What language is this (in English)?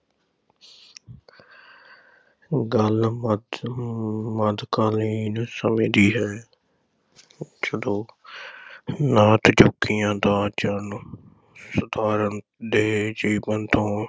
Punjabi